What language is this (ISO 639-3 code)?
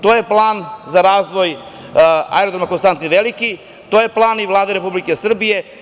srp